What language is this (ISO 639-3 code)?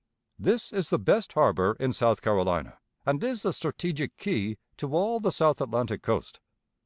eng